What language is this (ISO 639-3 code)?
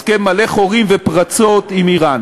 heb